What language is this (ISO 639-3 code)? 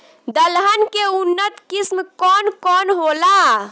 bho